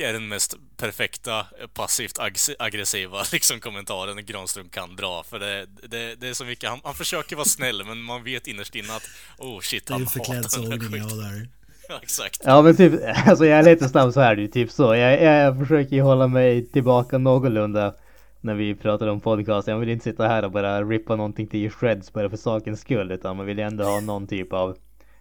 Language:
Swedish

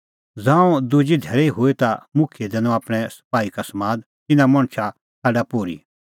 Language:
Kullu Pahari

